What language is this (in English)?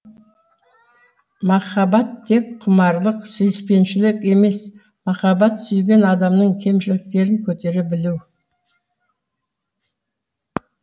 Kazakh